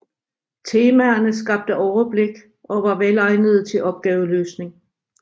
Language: Danish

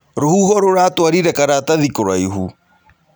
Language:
Kikuyu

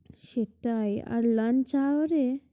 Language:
Bangla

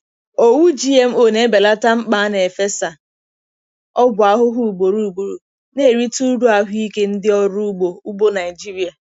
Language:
Igbo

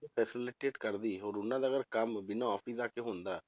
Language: Punjabi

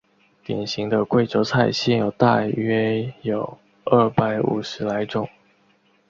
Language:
Chinese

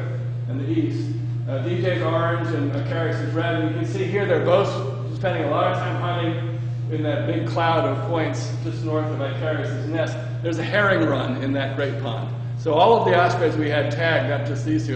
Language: English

